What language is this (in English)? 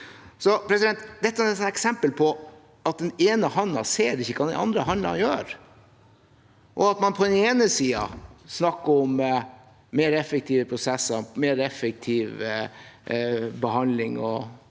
Norwegian